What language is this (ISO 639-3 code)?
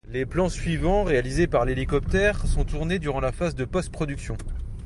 fra